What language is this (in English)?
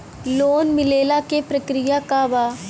Bhojpuri